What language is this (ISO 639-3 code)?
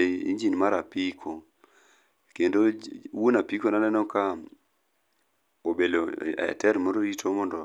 luo